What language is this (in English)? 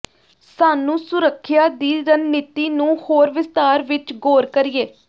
Punjabi